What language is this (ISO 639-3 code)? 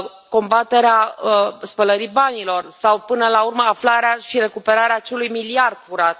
ron